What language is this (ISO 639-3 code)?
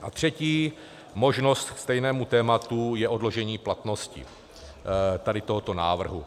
ces